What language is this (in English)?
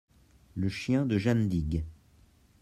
French